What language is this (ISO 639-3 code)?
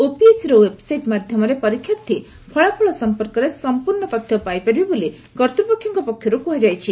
ori